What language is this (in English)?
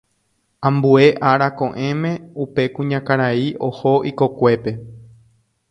Guarani